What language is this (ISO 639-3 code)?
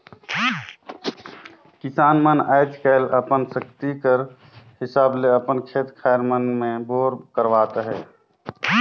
hne